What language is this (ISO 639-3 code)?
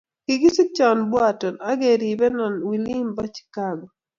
kln